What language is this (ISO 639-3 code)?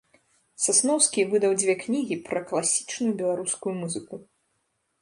bel